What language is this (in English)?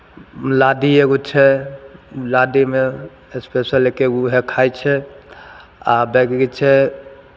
Maithili